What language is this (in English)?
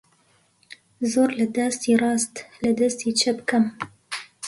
Central Kurdish